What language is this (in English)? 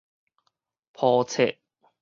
Min Nan Chinese